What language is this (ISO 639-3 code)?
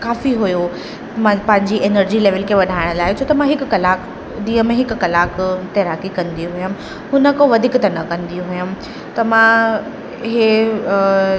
snd